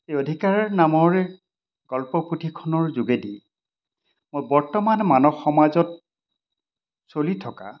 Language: Assamese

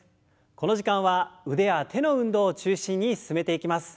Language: Japanese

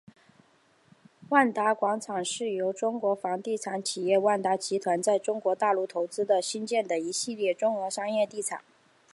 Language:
Chinese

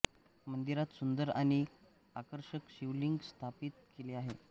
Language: Marathi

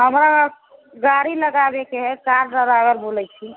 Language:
Maithili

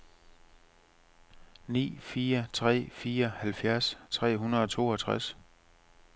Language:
Danish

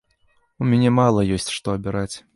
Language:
Belarusian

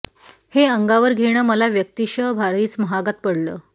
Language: Marathi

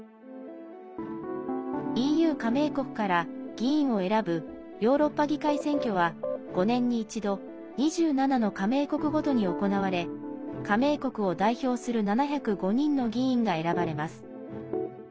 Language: Japanese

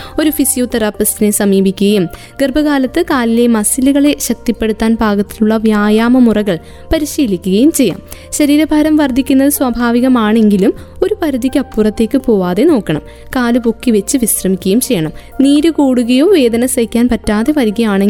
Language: Malayalam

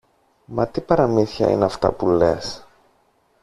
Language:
Greek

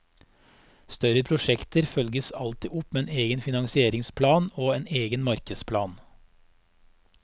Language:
Norwegian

